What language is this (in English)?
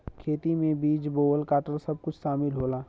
Bhojpuri